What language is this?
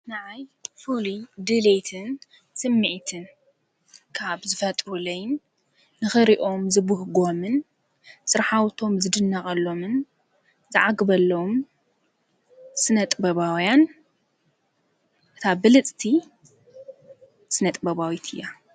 Tigrinya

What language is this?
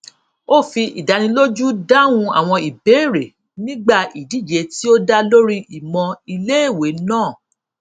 Yoruba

